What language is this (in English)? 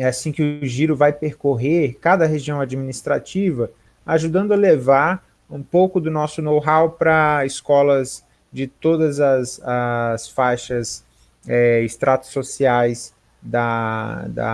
Portuguese